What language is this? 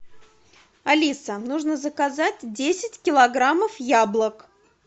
Russian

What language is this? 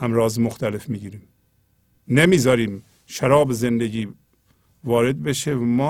Persian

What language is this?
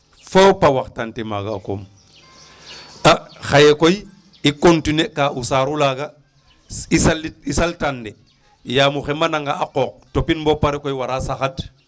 Serer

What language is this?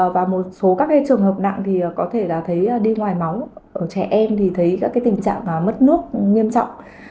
Vietnamese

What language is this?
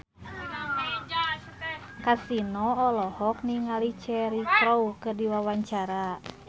Sundanese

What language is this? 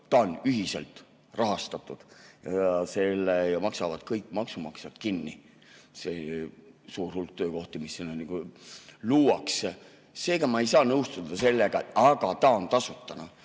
Estonian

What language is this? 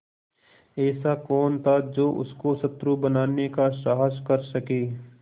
Hindi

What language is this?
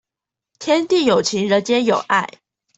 Chinese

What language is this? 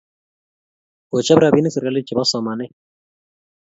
Kalenjin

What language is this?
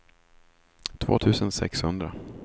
Swedish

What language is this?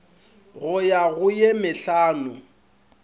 Northern Sotho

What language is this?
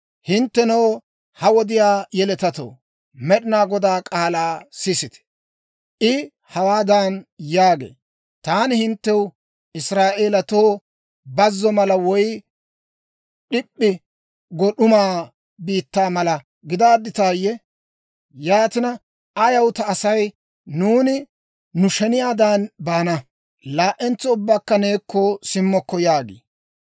Dawro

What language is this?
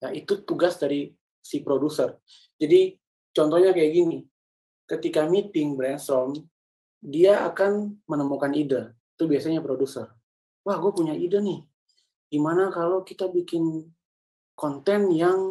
Indonesian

